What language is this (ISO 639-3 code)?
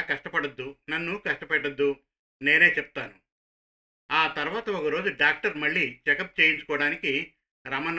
tel